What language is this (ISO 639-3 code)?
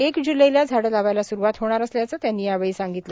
mar